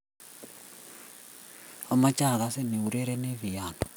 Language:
Kalenjin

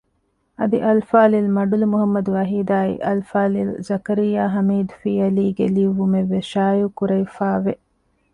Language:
Divehi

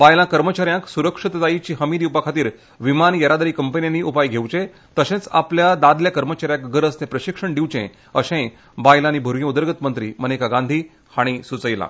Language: Konkani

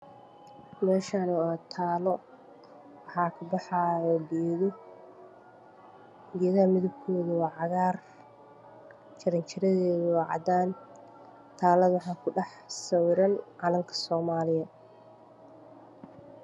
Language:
Somali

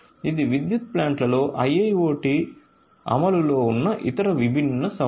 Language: Telugu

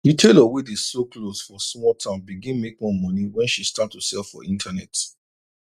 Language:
Nigerian Pidgin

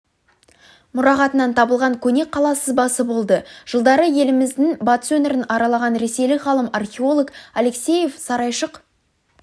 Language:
Kazakh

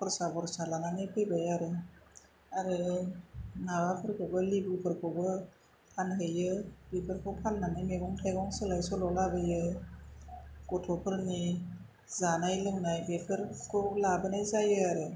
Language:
Bodo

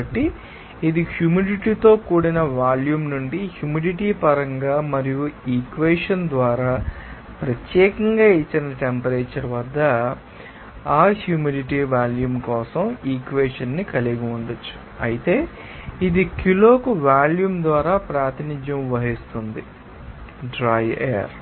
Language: Telugu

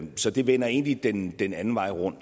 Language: Danish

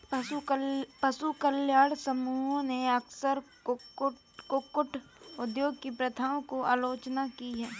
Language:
Hindi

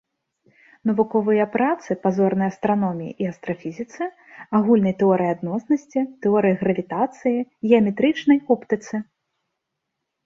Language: Belarusian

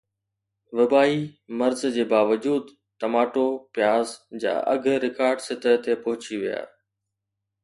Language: Sindhi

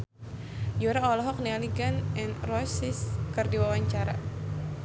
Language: Sundanese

